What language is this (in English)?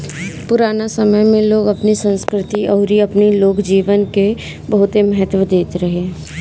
Bhojpuri